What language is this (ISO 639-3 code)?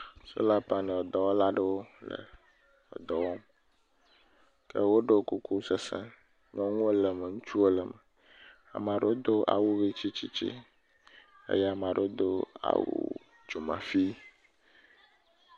ewe